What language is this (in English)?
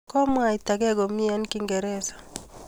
Kalenjin